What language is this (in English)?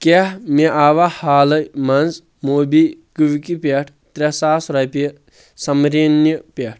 Kashmiri